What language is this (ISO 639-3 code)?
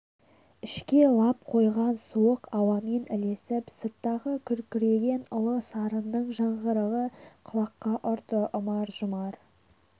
kaz